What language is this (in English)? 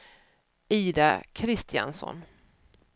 Swedish